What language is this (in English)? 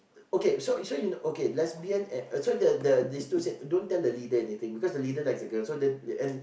English